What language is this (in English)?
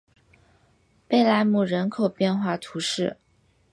Chinese